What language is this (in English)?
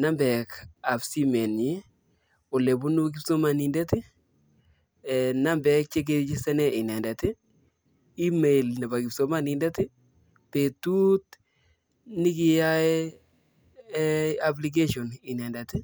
Kalenjin